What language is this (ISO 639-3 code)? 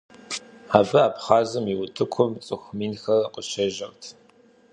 kbd